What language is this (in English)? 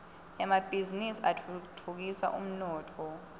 Swati